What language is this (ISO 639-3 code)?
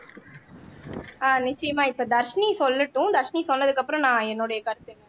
tam